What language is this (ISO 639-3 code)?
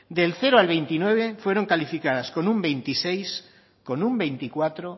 spa